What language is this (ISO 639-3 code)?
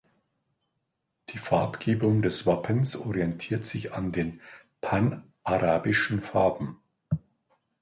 deu